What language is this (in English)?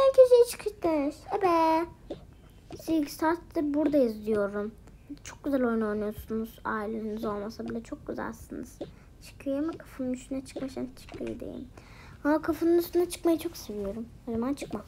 Turkish